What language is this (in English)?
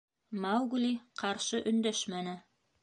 Bashkir